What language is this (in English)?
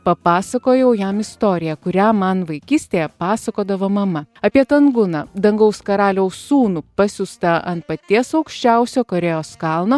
Lithuanian